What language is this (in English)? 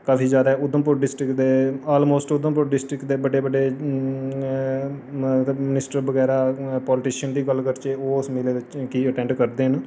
Dogri